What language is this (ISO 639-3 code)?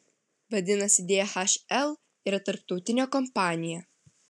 lit